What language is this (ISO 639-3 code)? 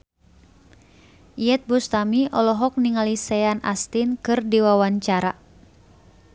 sun